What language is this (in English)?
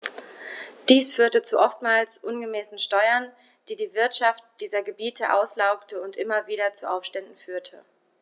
German